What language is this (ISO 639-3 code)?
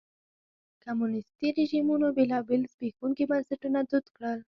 pus